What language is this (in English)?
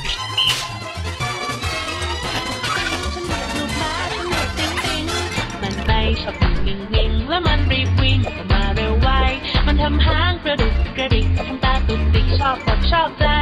Thai